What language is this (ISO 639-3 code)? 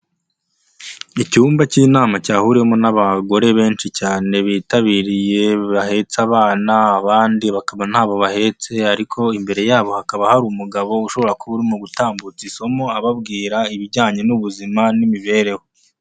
kin